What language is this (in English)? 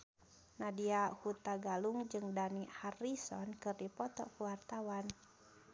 Sundanese